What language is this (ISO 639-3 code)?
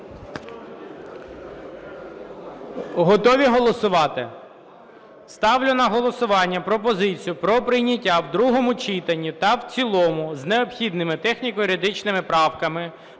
ukr